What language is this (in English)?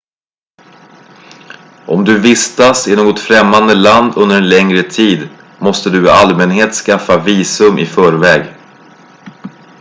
Swedish